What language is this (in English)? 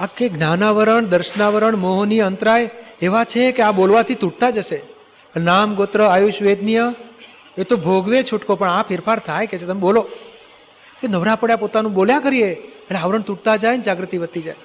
Gujarati